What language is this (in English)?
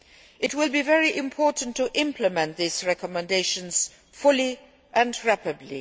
English